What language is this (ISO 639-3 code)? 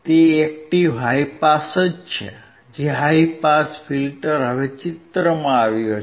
guj